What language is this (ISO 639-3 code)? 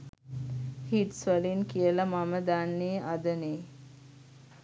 sin